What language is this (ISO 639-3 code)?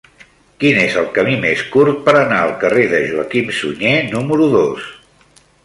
cat